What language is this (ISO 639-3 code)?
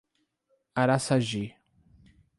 por